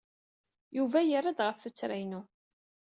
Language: Kabyle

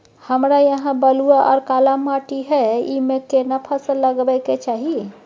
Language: Maithili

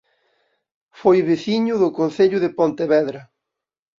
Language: Galician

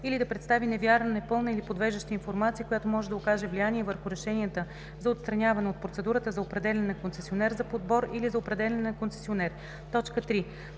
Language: Bulgarian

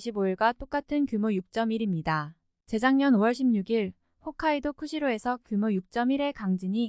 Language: Korean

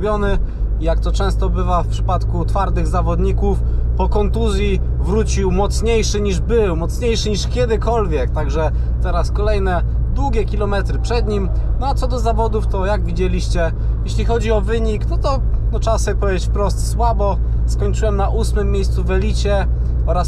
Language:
Polish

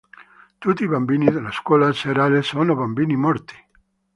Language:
Italian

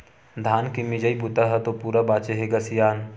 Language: Chhattisgarhi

